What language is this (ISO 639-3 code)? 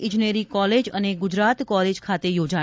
guj